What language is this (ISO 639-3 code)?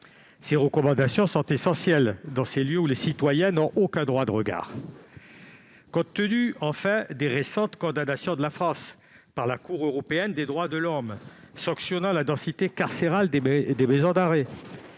fra